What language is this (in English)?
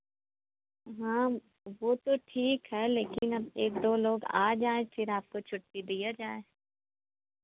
Hindi